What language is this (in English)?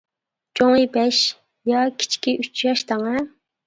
Uyghur